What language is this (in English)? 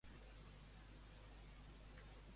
Catalan